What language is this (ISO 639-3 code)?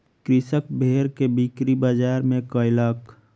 mai